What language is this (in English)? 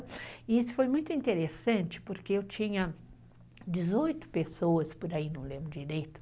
Portuguese